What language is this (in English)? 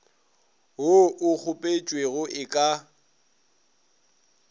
Northern Sotho